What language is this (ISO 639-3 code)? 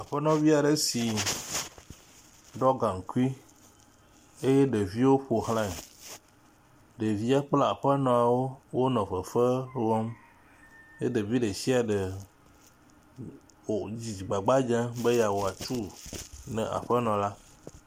ewe